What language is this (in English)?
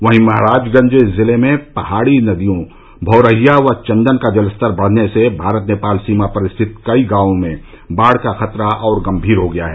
Hindi